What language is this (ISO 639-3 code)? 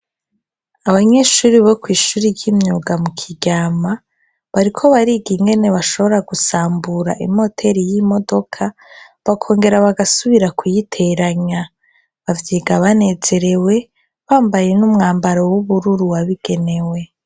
run